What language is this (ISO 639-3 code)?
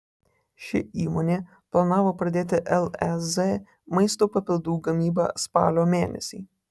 lit